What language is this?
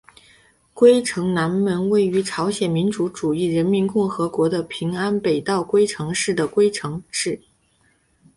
Chinese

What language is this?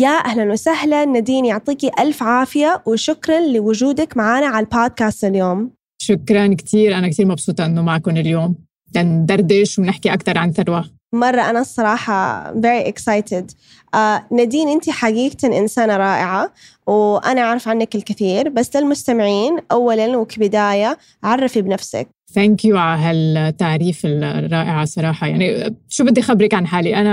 Arabic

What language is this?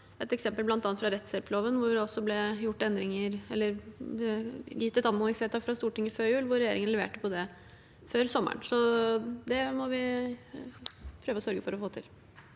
Norwegian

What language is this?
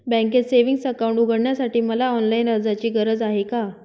Marathi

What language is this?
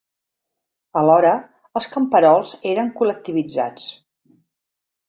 Catalan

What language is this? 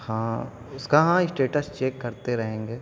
Urdu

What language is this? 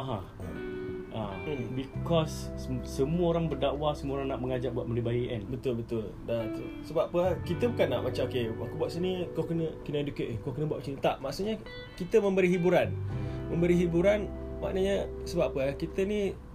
Malay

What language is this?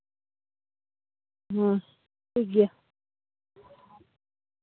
Santali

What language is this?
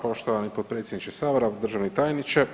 Croatian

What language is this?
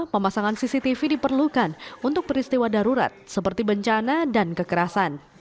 Indonesian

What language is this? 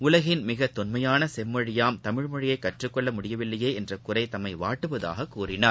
Tamil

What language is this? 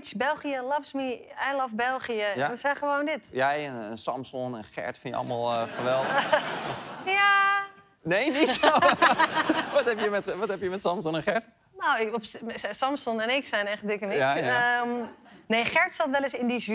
Dutch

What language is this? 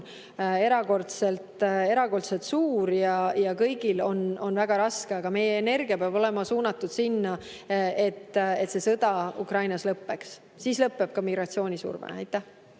Estonian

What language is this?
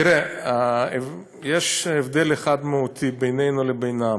Hebrew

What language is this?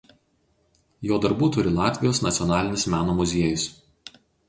Lithuanian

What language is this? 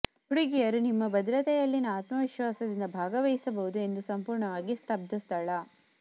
Kannada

